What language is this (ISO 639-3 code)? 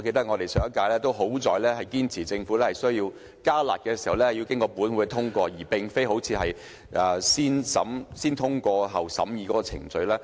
yue